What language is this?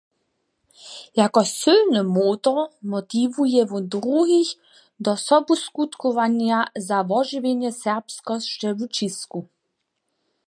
Upper Sorbian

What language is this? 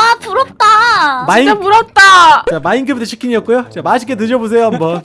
Korean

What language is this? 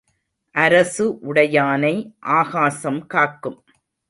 Tamil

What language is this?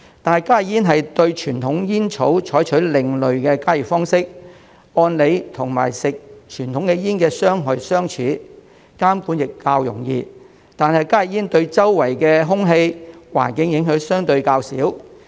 Cantonese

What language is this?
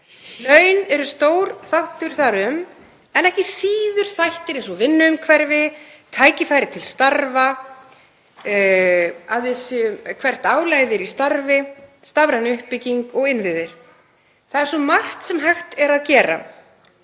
Icelandic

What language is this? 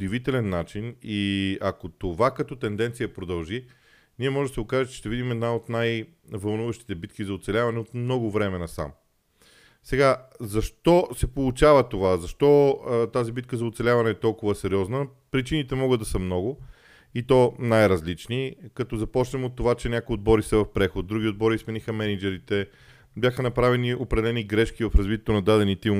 Bulgarian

